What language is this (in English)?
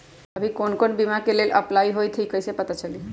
Magahi